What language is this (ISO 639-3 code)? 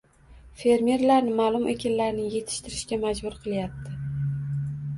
uzb